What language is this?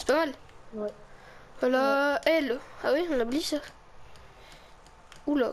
French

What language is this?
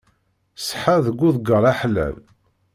Kabyle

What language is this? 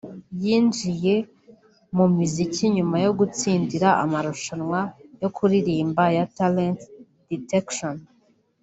Kinyarwanda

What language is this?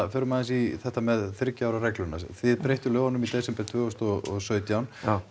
Icelandic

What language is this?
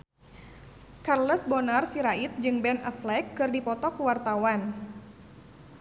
Sundanese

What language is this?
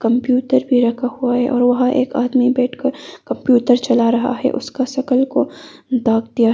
Hindi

